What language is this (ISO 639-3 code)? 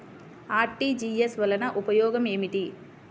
tel